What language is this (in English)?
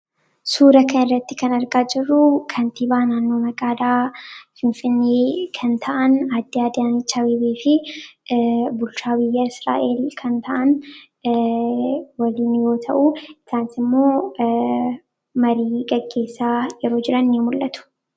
Oromo